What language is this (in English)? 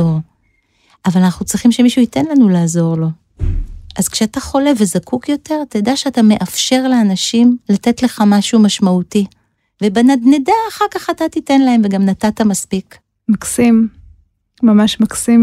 Hebrew